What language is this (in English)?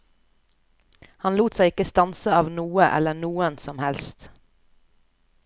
Norwegian